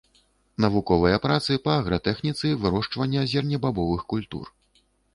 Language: Belarusian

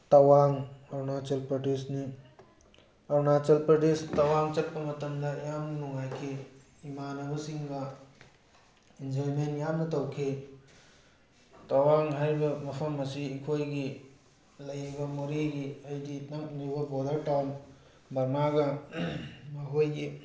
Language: Manipuri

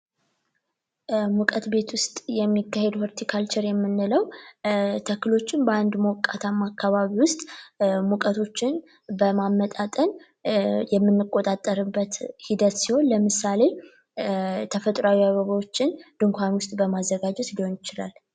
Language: Amharic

